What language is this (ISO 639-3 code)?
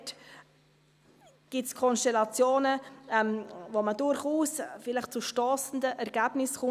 gsw